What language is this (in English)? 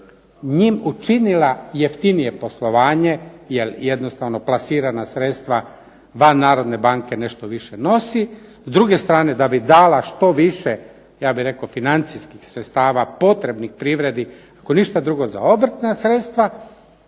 Croatian